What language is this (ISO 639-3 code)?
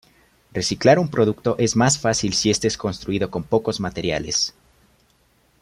spa